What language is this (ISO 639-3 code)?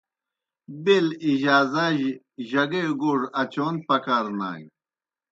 plk